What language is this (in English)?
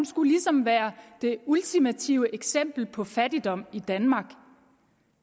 Danish